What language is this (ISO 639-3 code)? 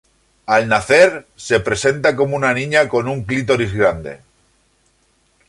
spa